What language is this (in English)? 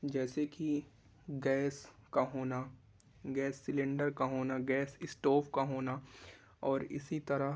Urdu